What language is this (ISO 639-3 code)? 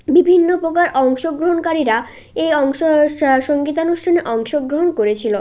ben